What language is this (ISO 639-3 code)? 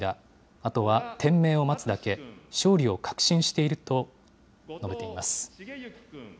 jpn